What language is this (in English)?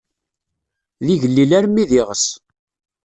Kabyle